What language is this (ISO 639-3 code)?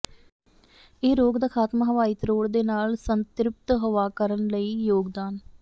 pan